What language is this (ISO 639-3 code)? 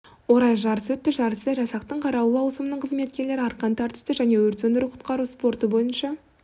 kaz